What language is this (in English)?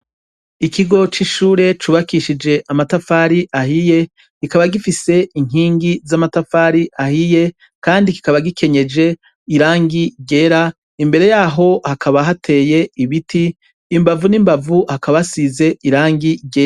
Rundi